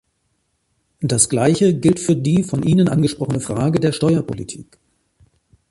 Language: German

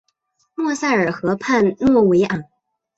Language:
Chinese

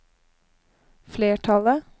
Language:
Norwegian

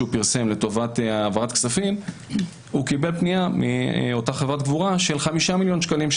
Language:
Hebrew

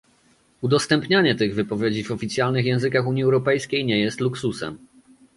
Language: Polish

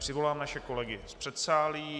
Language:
Czech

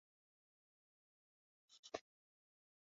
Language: Swahili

